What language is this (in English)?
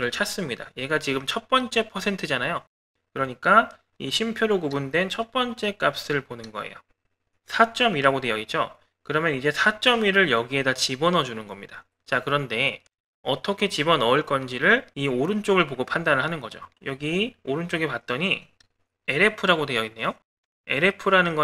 Korean